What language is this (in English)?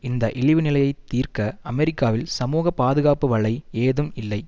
Tamil